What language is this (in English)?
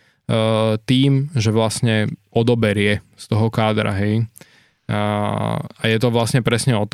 Slovak